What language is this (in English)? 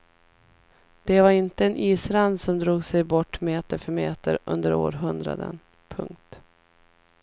Swedish